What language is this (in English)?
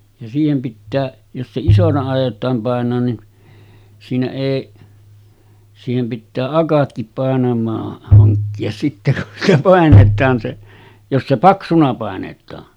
Finnish